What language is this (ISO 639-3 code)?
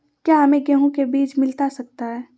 mag